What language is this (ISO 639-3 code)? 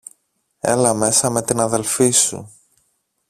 ell